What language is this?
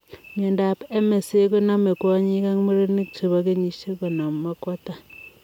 Kalenjin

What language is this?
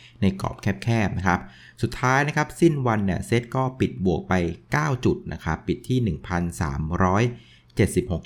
Thai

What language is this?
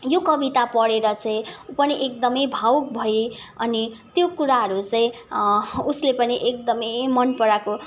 Nepali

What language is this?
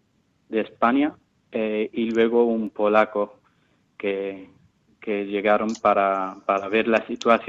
Spanish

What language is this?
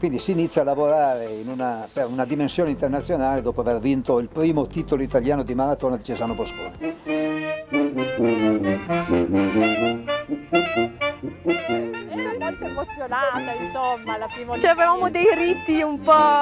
Italian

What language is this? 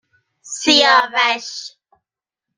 Persian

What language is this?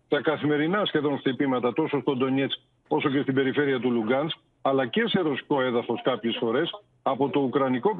Greek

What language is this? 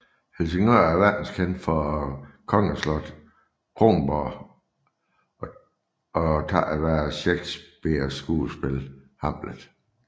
Danish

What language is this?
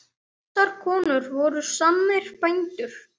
Icelandic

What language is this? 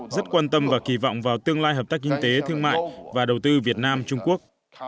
Vietnamese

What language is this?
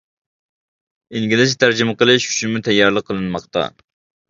Uyghur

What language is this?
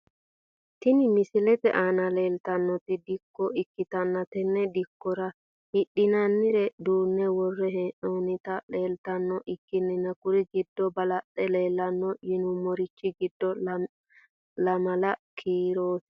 Sidamo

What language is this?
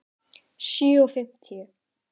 Icelandic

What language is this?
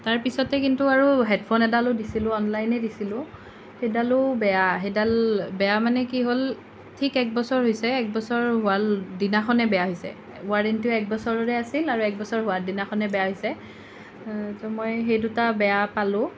Assamese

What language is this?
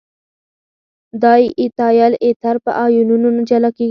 Pashto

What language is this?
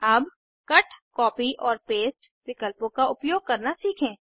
Hindi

